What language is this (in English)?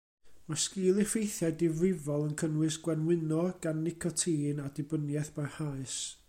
Welsh